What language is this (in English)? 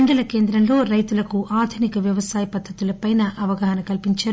Telugu